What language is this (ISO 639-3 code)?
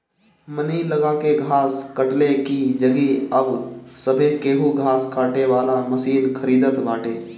bho